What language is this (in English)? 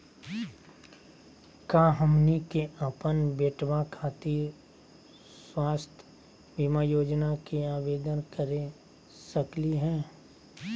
Magahi